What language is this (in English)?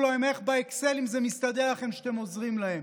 Hebrew